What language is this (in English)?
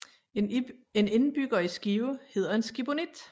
Danish